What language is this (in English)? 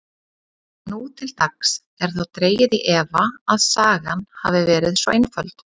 Icelandic